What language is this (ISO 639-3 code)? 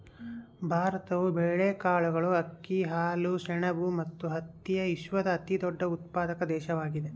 kan